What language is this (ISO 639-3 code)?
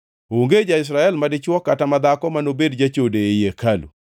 luo